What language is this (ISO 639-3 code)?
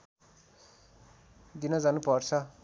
nep